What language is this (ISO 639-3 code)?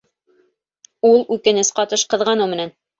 bak